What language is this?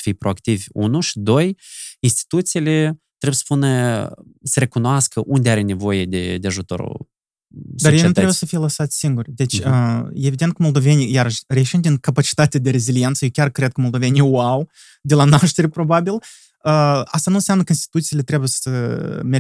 Romanian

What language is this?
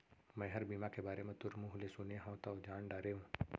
Chhattisgarhi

